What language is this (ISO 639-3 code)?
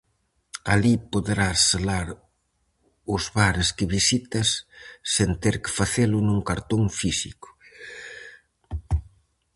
glg